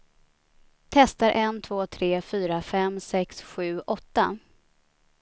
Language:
Swedish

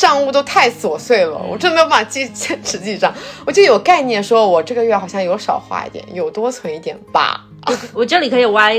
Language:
Chinese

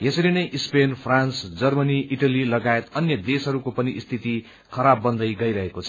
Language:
Nepali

